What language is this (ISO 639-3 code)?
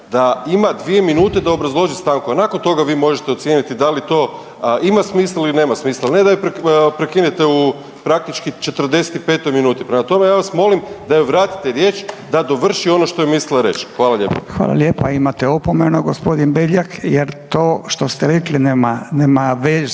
hrv